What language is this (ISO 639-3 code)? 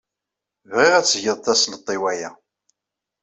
kab